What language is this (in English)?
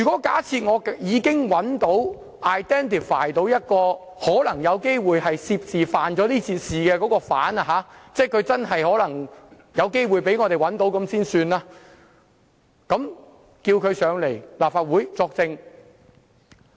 Cantonese